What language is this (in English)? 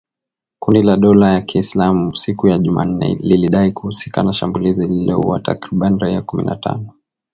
Swahili